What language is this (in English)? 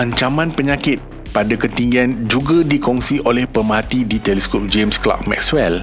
Malay